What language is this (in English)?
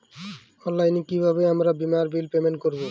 Bangla